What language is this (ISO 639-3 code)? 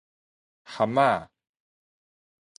nan